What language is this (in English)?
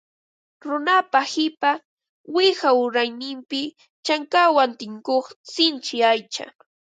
Ambo-Pasco Quechua